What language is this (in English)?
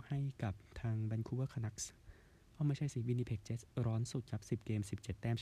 Thai